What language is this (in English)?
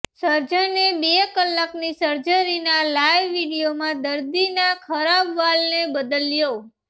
Gujarati